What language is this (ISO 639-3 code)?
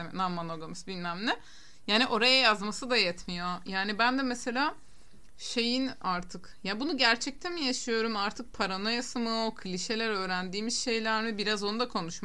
tur